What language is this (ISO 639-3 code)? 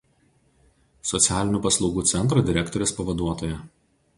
lit